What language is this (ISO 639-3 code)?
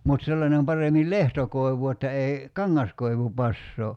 fin